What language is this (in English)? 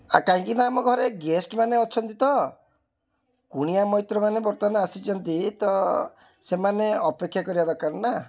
Odia